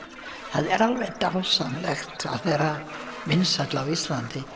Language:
Icelandic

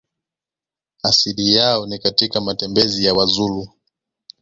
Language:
Swahili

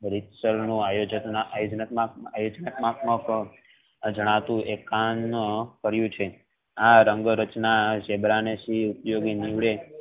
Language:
Gujarati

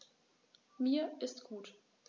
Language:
German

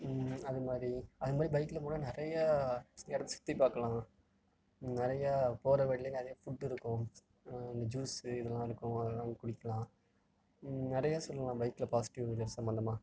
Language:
Tamil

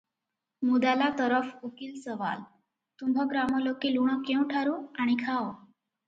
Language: Odia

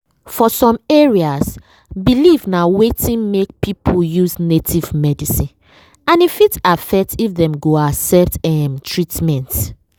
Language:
Nigerian Pidgin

